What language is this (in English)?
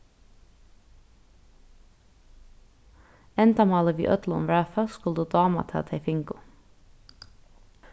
Faroese